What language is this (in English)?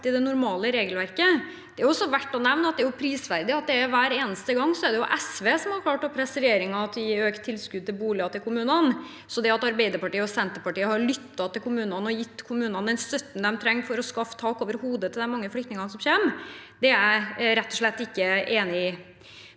Norwegian